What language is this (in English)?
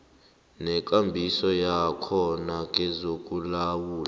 South Ndebele